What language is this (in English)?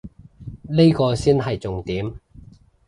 Cantonese